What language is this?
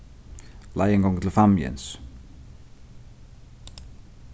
Faroese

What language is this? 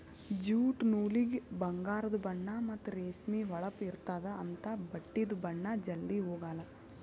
Kannada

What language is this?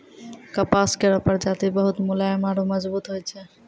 Maithili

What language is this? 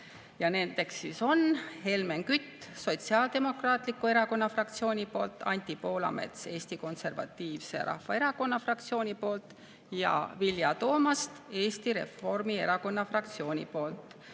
Estonian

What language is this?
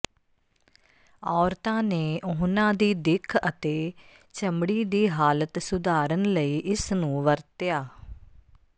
Punjabi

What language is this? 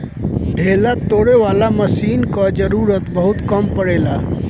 Bhojpuri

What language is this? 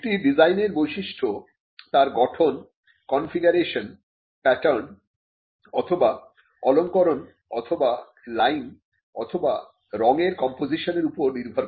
Bangla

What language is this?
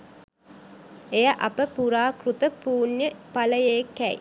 Sinhala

